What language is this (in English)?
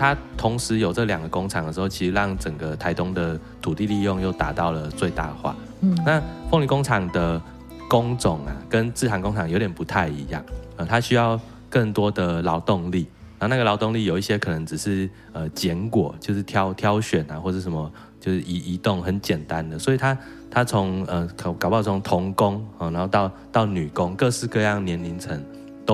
Chinese